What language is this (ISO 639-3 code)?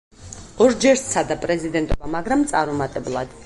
kat